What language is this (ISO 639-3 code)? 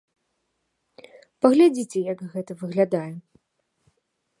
bel